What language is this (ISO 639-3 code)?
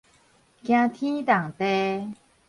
nan